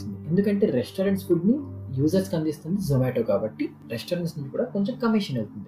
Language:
Telugu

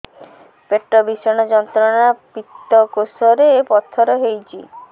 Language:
Odia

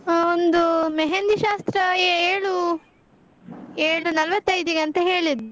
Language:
Kannada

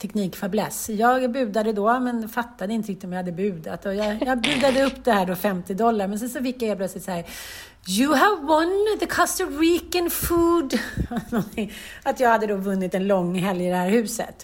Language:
Swedish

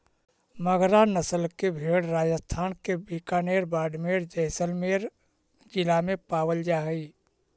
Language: Magahi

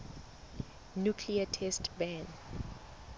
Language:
Southern Sotho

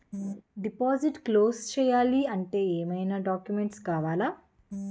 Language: Telugu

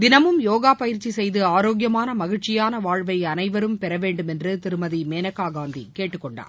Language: Tamil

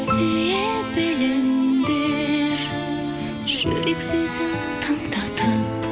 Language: Kazakh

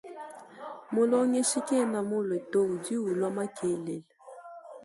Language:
Luba-Lulua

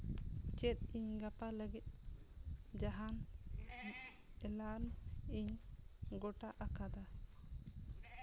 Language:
Santali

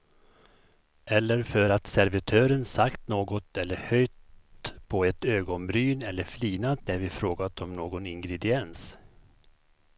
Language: Swedish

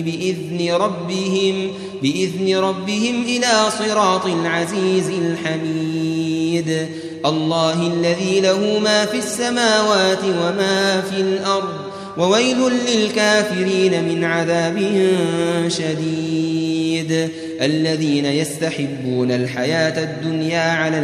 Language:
Arabic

